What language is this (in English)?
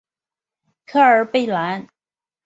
Chinese